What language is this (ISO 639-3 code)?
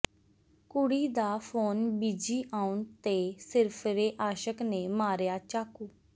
pan